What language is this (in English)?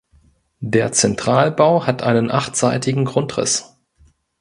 German